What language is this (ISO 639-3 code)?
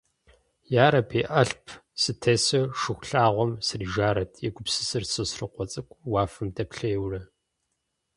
kbd